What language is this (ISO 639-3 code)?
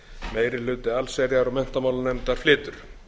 isl